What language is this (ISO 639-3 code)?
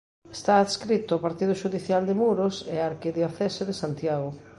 glg